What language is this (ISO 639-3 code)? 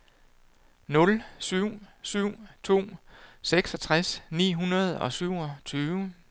dan